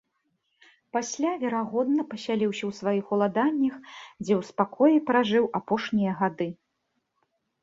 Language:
Belarusian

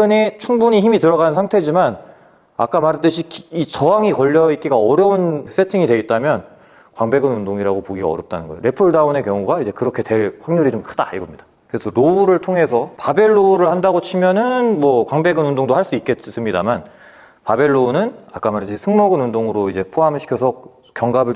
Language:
Korean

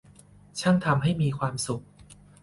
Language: Thai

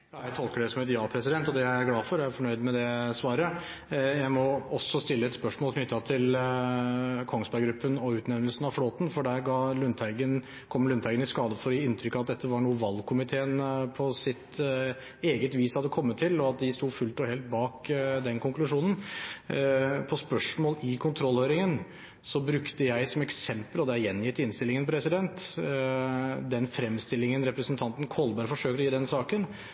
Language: Norwegian Bokmål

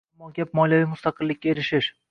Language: Uzbek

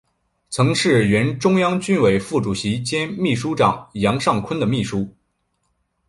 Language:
Chinese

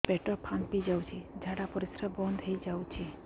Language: Odia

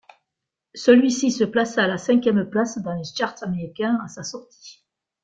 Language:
French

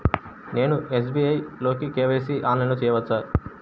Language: Telugu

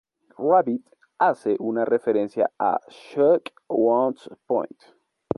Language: Spanish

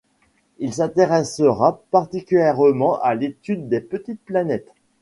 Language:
French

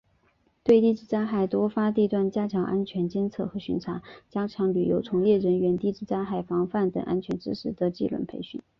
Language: Chinese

